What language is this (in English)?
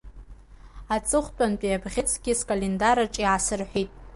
Abkhazian